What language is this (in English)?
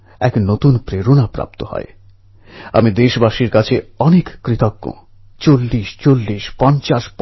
Bangla